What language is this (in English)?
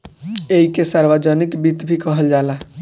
Bhojpuri